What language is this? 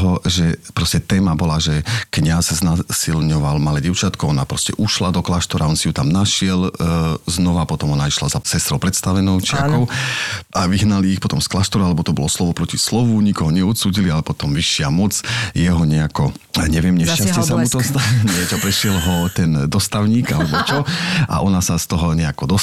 Slovak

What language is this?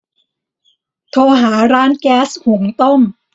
Thai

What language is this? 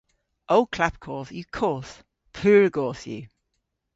Cornish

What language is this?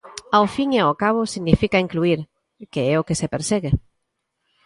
Galician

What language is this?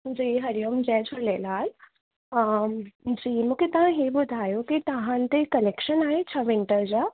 Sindhi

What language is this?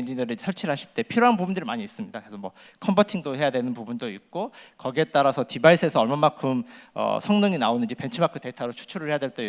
Korean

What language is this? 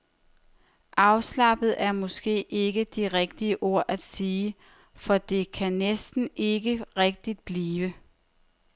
Danish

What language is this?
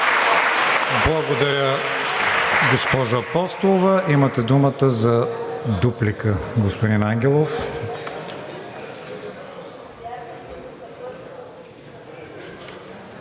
Bulgarian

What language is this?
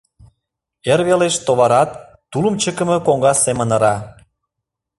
Mari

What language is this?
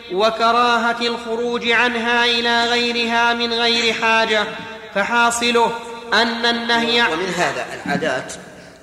Arabic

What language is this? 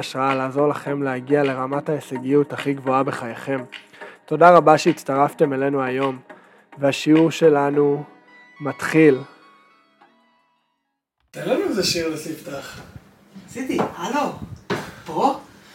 Hebrew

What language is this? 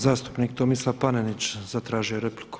Croatian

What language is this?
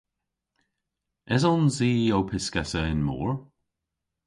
Cornish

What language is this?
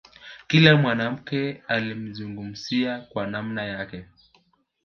Swahili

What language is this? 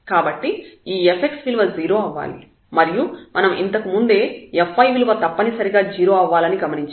Telugu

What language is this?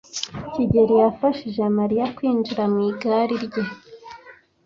Kinyarwanda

